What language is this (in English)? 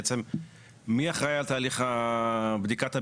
Hebrew